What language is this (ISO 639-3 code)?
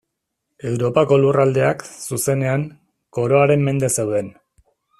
eus